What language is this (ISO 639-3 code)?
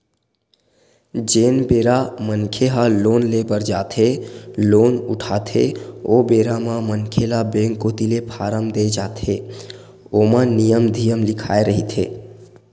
hne